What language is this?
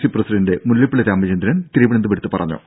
Malayalam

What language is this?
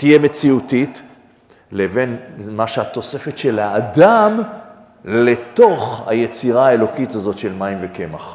Hebrew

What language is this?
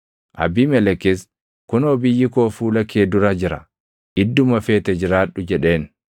Oromo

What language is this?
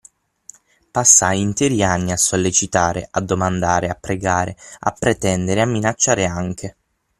Italian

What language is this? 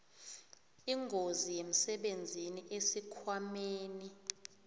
South Ndebele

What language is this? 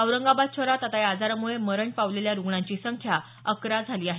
Marathi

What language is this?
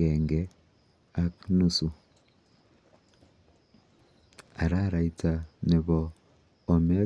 Kalenjin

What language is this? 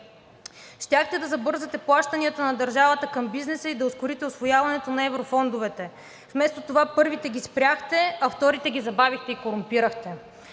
Bulgarian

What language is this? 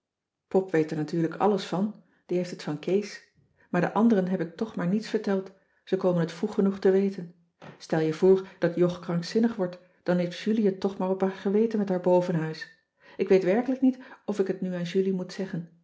Dutch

